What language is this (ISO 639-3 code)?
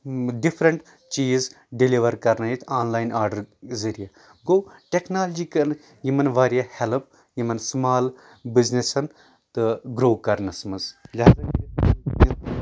kas